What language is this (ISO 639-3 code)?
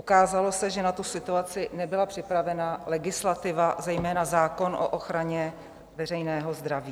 ces